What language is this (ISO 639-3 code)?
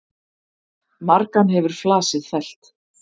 isl